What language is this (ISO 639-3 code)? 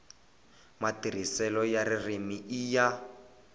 tso